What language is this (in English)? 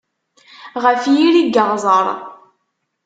Kabyle